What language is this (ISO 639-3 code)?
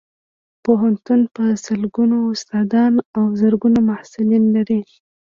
pus